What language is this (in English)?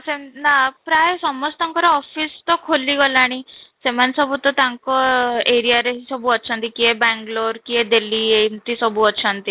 Odia